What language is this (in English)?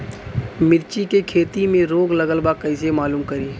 Bhojpuri